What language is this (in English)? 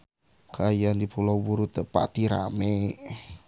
Sundanese